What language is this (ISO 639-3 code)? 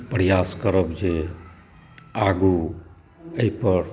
mai